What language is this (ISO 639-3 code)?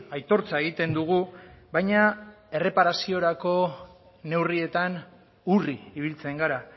eus